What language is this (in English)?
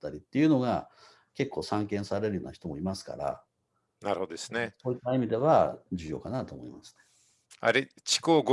Japanese